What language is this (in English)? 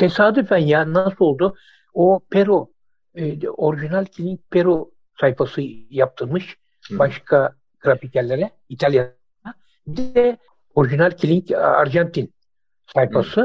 Turkish